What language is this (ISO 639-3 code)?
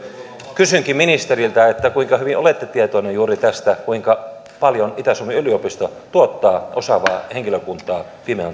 fin